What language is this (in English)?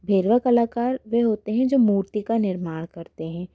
Hindi